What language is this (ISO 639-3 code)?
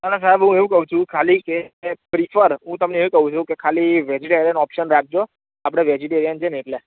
guj